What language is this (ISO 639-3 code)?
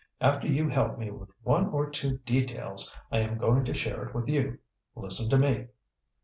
eng